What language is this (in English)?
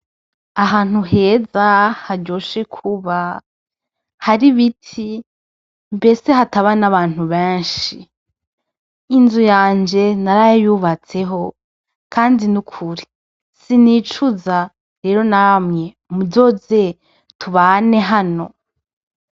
Rundi